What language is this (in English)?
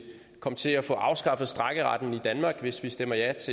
Danish